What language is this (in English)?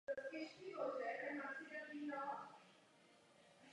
Czech